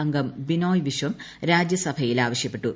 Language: Malayalam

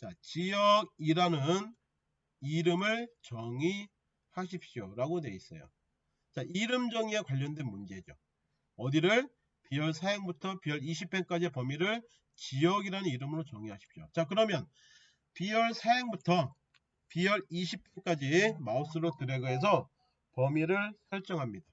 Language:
Korean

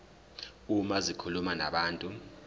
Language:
Zulu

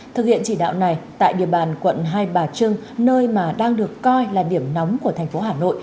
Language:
Vietnamese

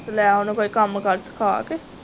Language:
Punjabi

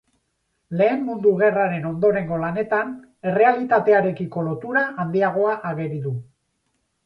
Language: Basque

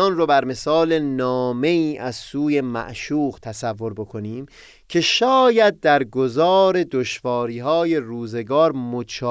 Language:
Persian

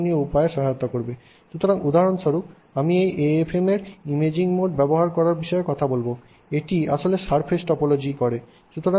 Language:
Bangla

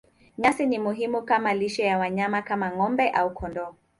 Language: Swahili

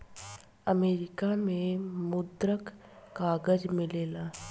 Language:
Bhojpuri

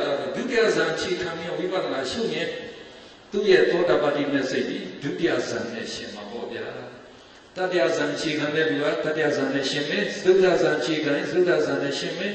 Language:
Romanian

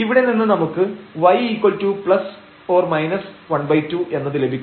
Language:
Malayalam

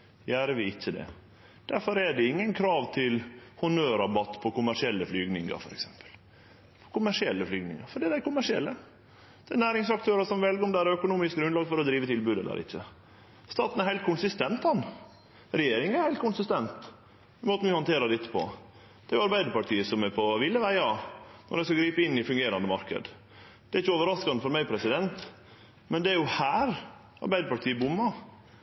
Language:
Norwegian Nynorsk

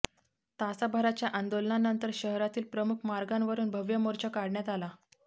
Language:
Marathi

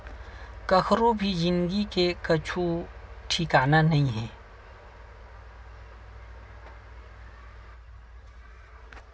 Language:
Chhattisgarhi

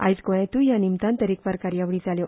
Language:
Konkani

